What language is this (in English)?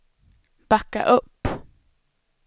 Swedish